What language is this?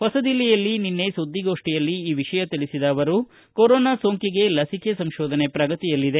Kannada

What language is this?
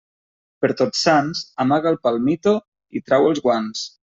Catalan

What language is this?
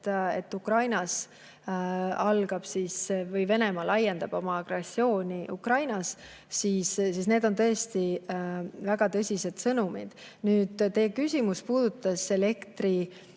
Estonian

